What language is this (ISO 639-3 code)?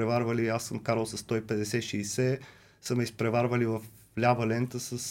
bul